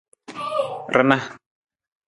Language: Nawdm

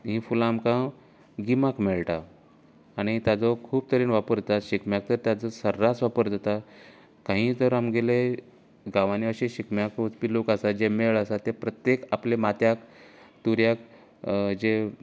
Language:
Konkani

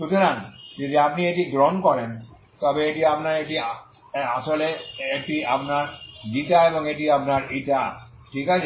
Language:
Bangla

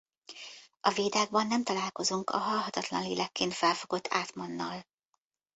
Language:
Hungarian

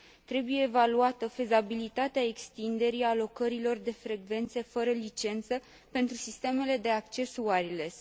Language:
Romanian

